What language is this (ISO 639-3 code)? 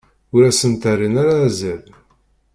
kab